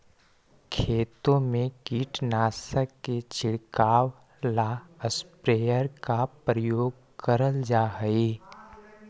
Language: Magahi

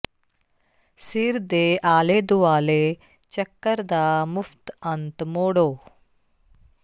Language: Punjabi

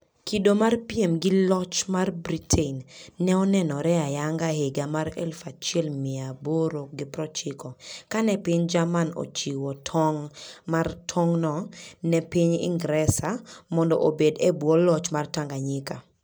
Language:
Luo (Kenya and Tanzania)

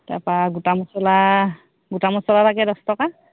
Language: Assamese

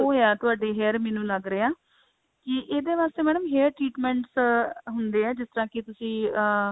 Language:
Punjabi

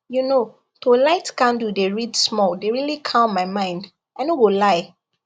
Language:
Nigerian Pidgin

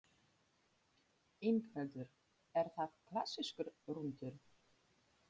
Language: Icelandic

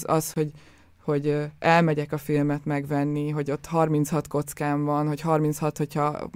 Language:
Hungarian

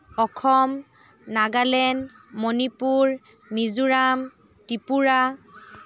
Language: Assamese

